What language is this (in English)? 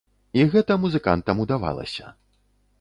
Belarusian